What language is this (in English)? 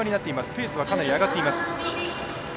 Japanese